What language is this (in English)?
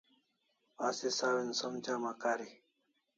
Kalasha